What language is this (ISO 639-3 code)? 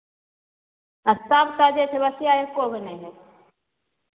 mai